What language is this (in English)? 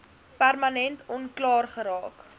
Afrikaans